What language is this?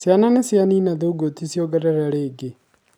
Kikuyu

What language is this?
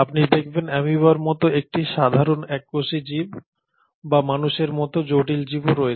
Bangla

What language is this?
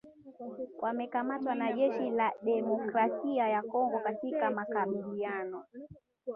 Swahili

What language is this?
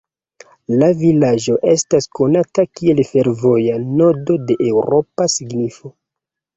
Esperanto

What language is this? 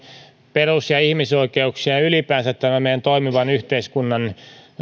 Finnish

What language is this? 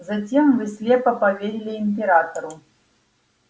Russian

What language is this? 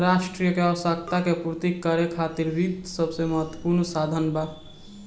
Bhojpuri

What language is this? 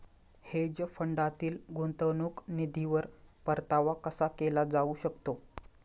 Marathi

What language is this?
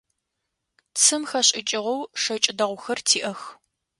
Adyghe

